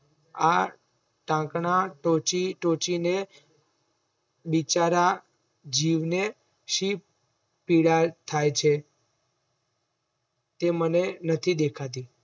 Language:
Gujarati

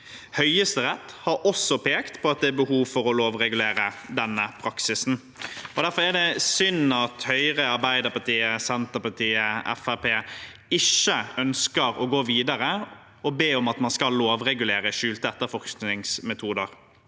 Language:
Norwegian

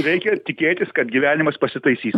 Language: Lithuanian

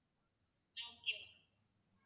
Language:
Tamil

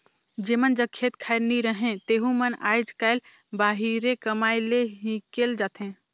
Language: Chhattisgarhi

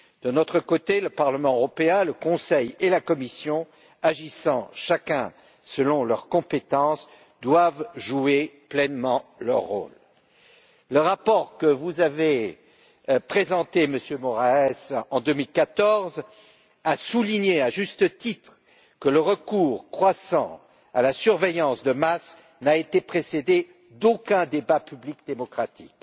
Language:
French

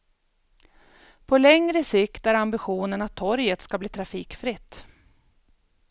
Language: Swedish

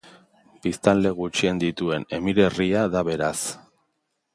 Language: Basque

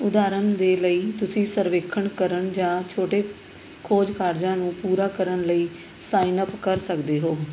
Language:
Punjabi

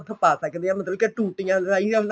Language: Punjabi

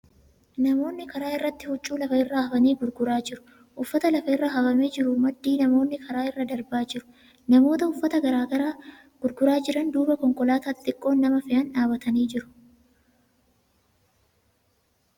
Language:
Oromo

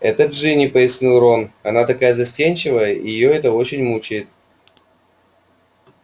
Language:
Russian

